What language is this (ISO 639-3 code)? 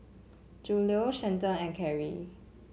eng